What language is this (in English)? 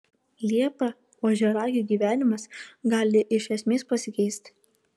Lithuanian